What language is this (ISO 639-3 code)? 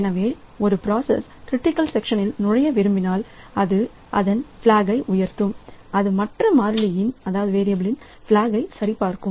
tam